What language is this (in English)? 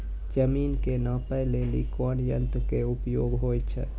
Maithili